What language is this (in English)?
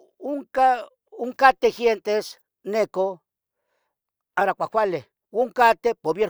Tetelcingo Nahuatl